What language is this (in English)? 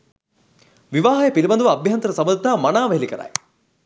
Sinhala